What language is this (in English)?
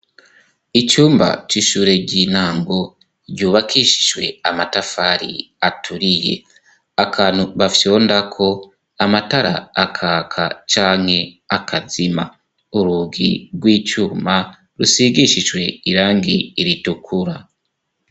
Rundi